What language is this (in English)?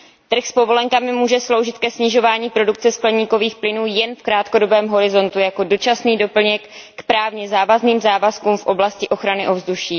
Czech